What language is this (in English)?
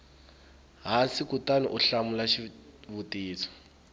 Tsonga